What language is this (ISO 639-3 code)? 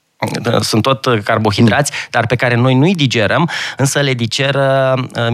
ron